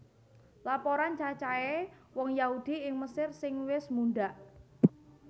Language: Javanese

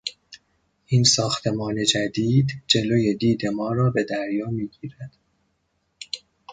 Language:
Persian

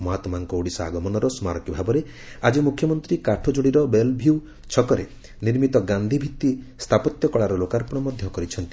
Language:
Odia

